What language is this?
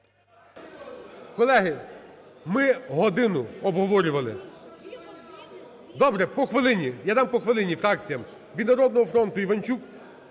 Ukrainian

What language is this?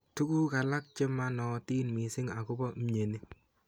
Kalenjin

